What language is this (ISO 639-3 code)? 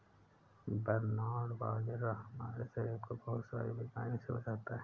hin